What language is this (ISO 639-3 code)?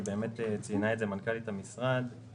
heb